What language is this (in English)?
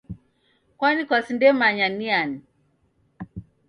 Taita